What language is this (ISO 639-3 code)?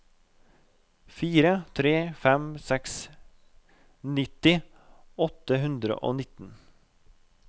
nor